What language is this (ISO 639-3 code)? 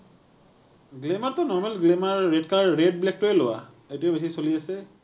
asm